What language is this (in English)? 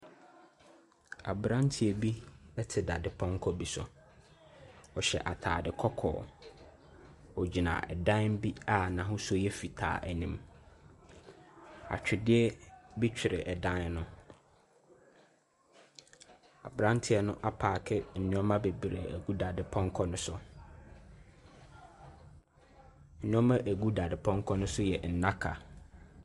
Akan